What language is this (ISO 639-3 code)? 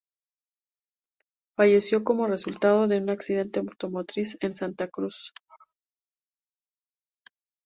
spa